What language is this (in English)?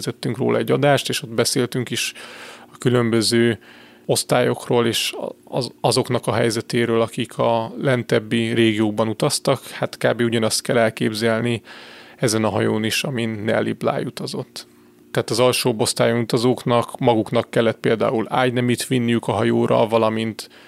Hungarian